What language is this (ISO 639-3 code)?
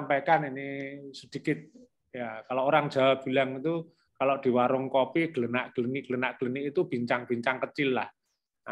ind